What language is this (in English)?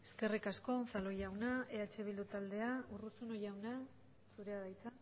Basque